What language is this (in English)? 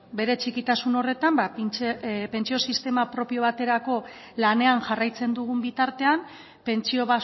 Basque